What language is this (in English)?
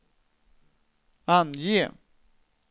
Swedish